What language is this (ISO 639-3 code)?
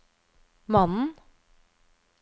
nor